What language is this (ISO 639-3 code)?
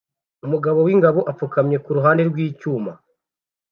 kin